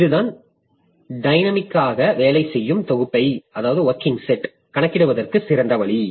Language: Tamil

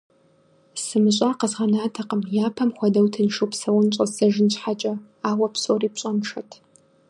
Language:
Kabardian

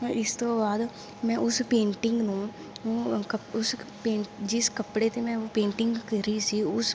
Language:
Punjabi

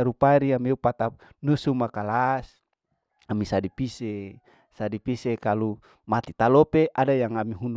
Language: Larike-Wakasihu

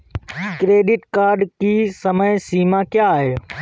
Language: Hindi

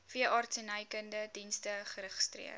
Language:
Afrikaans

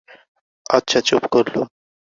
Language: Bangla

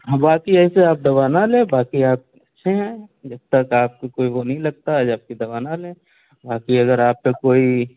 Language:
Urdu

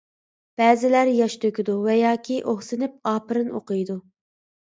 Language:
Uyghur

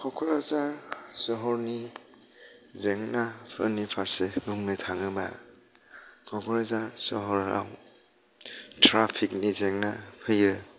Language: Bodo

